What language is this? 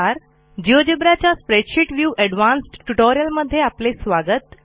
Marathi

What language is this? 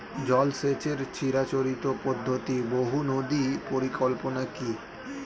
Bangla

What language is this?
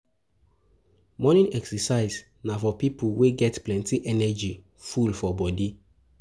Nigerian Pidgin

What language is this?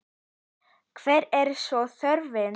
Icelandic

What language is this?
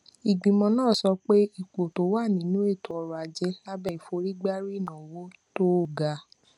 Yoruba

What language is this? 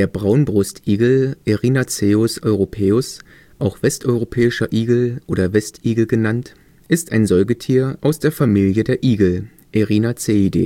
German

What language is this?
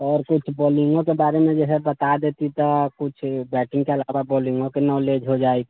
Maithili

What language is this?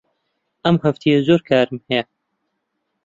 Central Kurdish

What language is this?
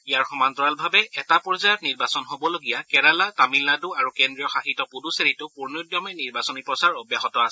Assamese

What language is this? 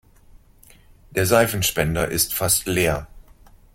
German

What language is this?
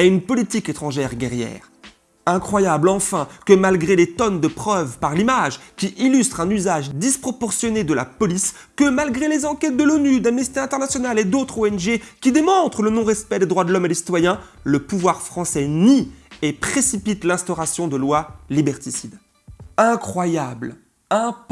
French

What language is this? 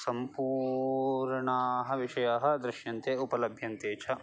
Sanskrit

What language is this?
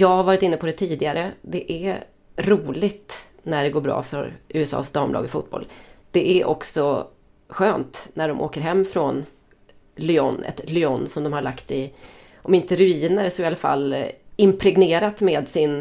Swedish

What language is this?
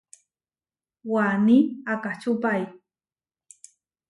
Huarijio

